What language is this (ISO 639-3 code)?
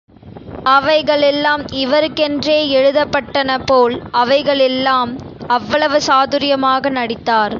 tam